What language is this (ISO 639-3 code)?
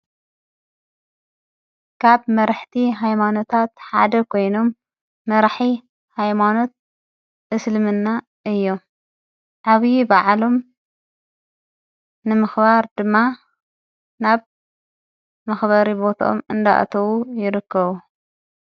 tir